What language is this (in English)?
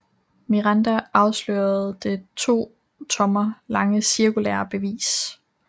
Danish